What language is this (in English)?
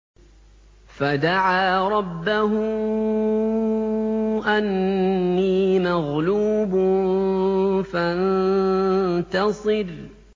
Arabic